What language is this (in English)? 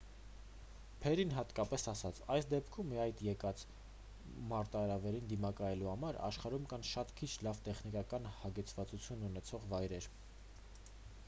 Armenian